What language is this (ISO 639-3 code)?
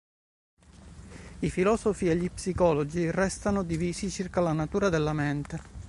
ita